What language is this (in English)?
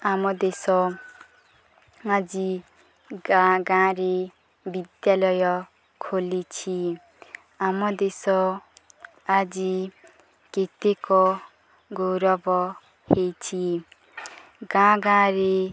Odia